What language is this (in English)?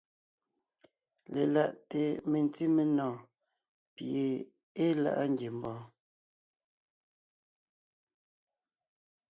Ngiemboon